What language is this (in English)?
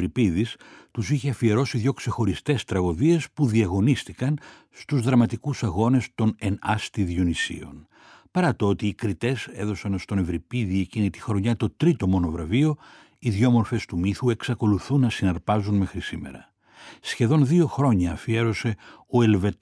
Greek